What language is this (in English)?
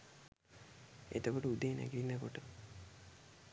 Sinhala